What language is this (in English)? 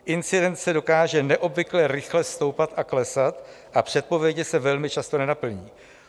Czech